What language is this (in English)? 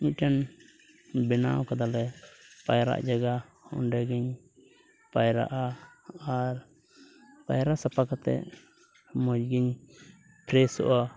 Santali